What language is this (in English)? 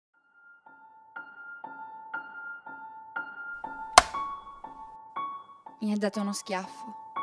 Italian